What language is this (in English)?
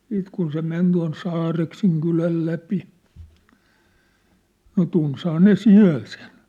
Finnish